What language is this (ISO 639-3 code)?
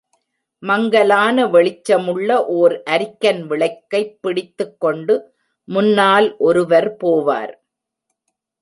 tam